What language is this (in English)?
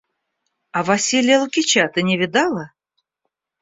Russian